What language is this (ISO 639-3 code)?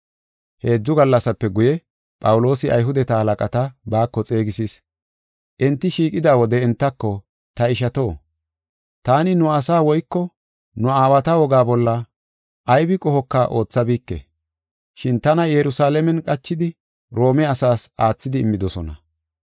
gof